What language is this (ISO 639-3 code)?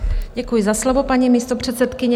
ces